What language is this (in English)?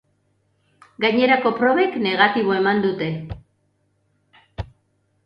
Basque